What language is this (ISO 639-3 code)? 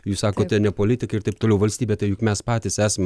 lit